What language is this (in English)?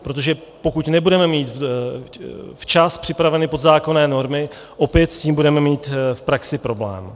Czech